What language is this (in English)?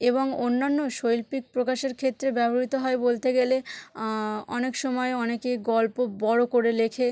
Bangla